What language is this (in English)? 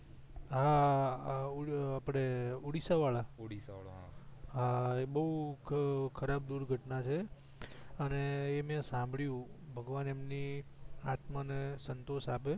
Gujarati